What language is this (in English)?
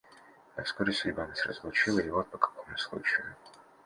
Russian